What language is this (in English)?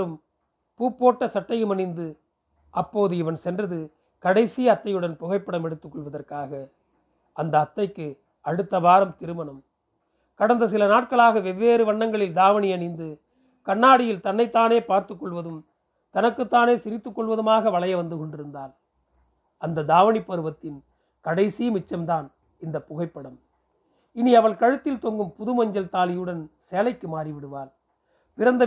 Tamil